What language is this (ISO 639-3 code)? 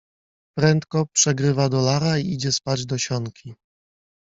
pol